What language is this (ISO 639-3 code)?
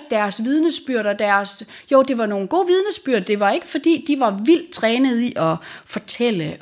dan